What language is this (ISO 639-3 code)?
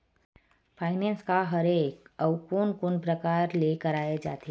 hne